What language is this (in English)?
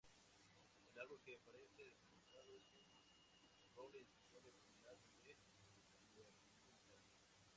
Spanish